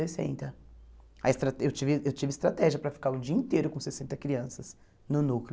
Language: Portuguese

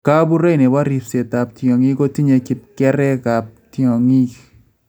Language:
Kalenjin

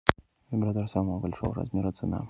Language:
Russian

